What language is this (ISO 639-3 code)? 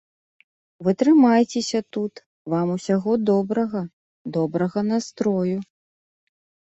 bel